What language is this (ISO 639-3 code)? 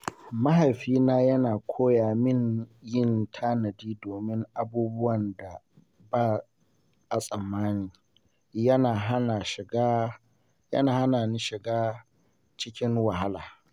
hau